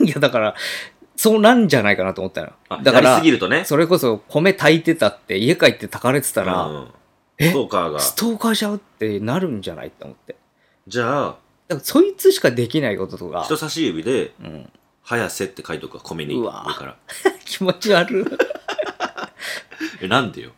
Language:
Japanese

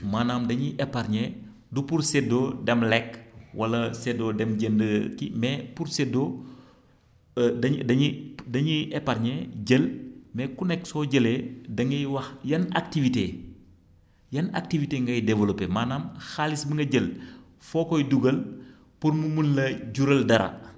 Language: Wolof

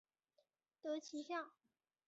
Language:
Chinese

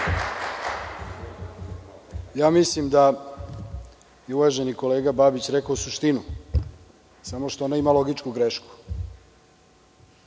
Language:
Serbian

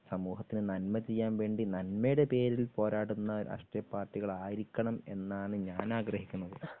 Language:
Malayalam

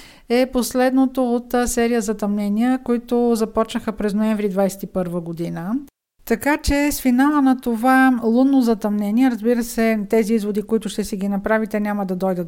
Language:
Bulgarian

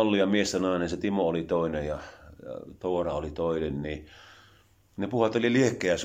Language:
Finnish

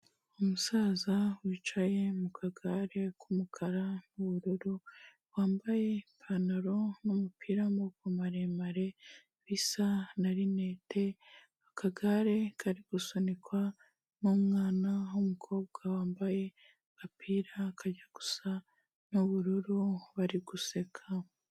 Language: Kinyarwanda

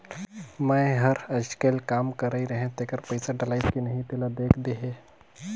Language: Chhattisgarhi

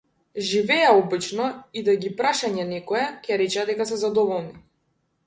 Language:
Macedonian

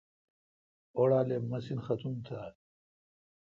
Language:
Kalkoti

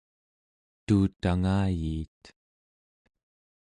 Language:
Central Yupik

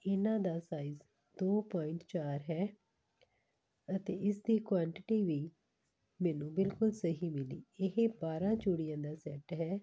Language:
Punjabi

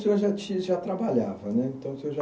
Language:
Portuguese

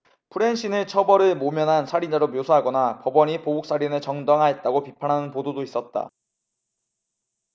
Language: Korean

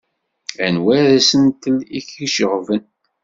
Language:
Kabyle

